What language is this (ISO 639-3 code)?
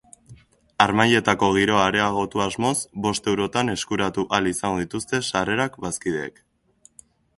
eus